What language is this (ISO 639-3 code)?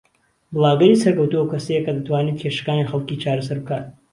ckb